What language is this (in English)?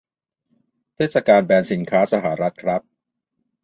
Thai